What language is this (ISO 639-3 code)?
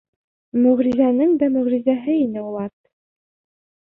bak